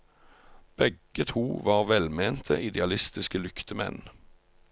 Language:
Norwegian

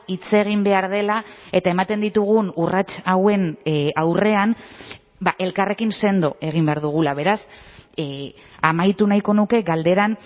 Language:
Basque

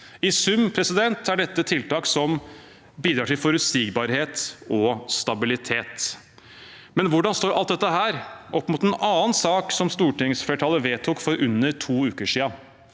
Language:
Norwegian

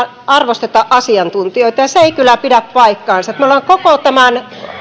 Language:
Finnish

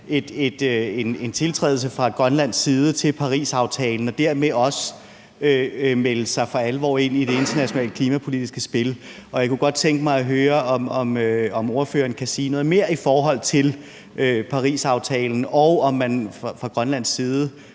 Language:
Danish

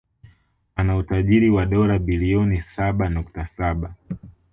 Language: Swahili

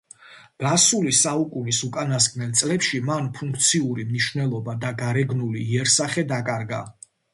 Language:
Georgian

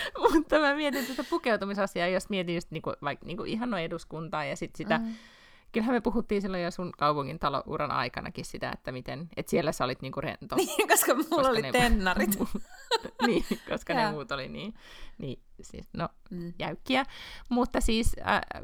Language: Finnish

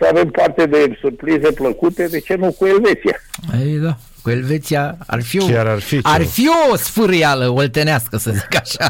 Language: Romanian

